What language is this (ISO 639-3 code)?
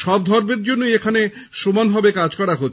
ben